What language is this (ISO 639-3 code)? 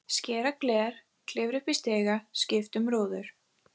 isl